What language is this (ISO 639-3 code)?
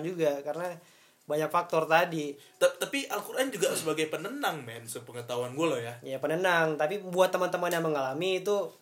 ind